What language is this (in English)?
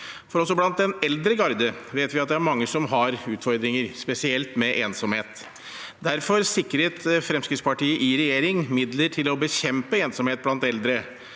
Norwegian